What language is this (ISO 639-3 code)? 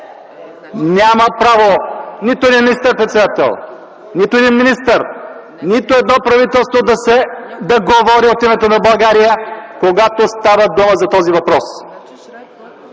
bul